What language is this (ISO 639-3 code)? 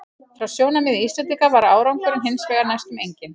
isl